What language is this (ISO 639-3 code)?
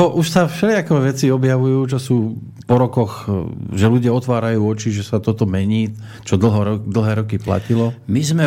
slk